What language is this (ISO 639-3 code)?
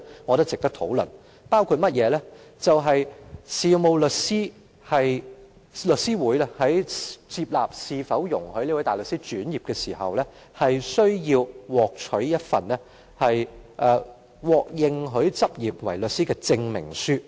yue